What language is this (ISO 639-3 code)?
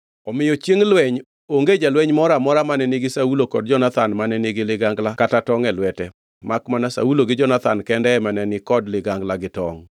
luo